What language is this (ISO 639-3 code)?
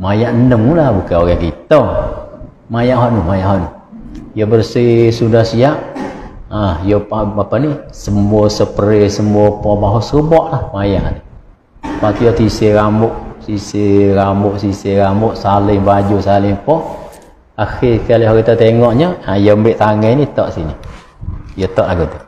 msa